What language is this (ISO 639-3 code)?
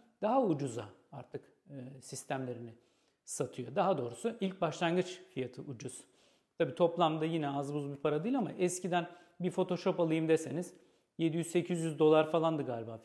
tur